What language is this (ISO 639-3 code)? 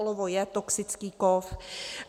ces